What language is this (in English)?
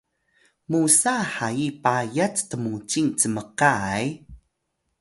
Atayal